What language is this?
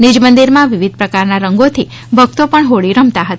Gujarati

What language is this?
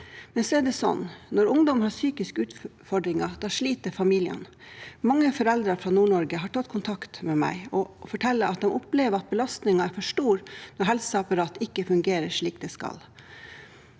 Norwegian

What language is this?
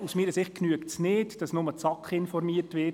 Swiss German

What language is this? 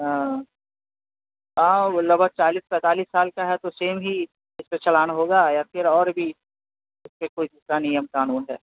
Urdu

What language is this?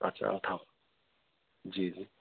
Sindhi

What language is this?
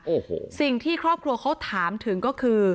Thai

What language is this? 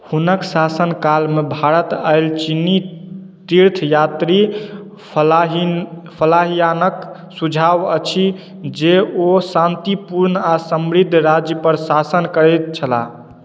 Maithili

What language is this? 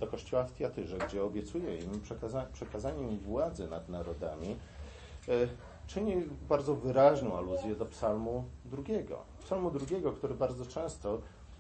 Polish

